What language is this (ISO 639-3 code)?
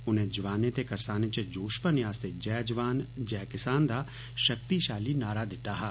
doi